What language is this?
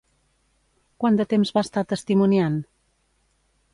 Catalan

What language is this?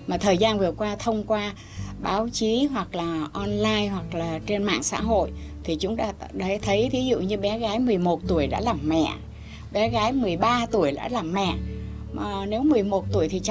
Vietnamese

